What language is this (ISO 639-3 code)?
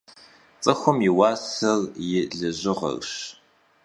kbd